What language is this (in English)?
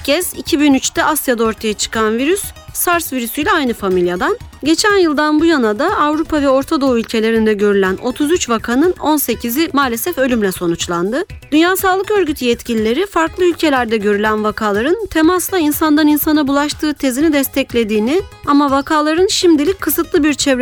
Turkish